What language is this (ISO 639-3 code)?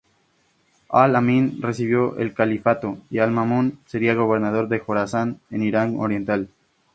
spa